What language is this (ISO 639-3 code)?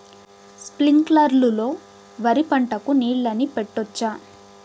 tel